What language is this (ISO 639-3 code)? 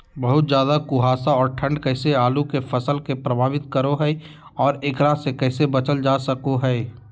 mag